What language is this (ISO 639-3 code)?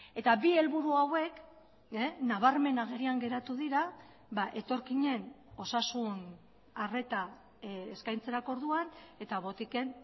eus